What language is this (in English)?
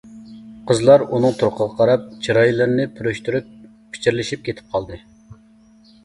Uyghur